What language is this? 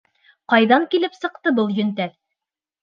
Bashkir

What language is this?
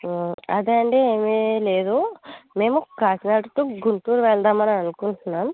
Telugu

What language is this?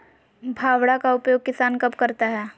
Magahi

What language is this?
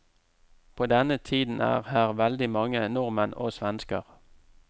Norwegian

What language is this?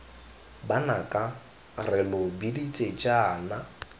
Tswana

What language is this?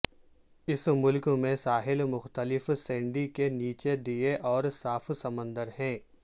Urdu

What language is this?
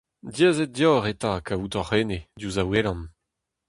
Breton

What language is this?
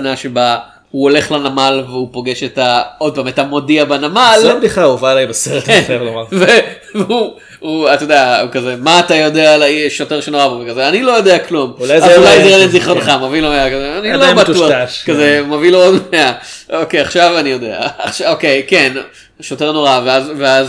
Hebrew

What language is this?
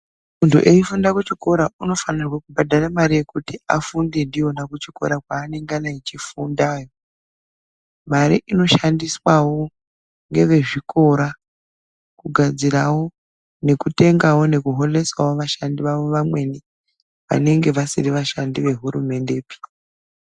Ndau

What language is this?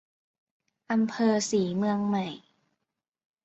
Thai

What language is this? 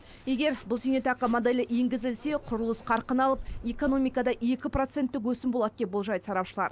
Kazakh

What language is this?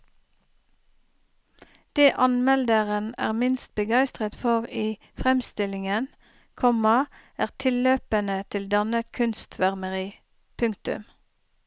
Norwegian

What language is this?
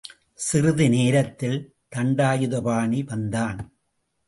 Tamil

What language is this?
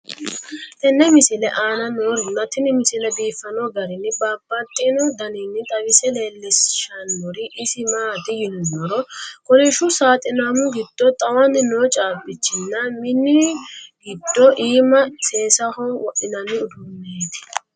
Sidamo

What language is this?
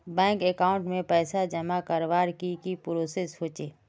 Magahi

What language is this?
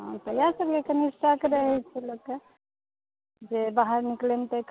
Maithili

